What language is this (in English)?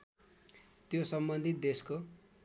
Nepali